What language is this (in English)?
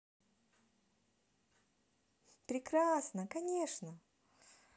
Russian